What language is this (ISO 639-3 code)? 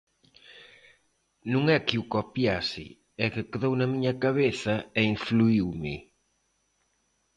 glg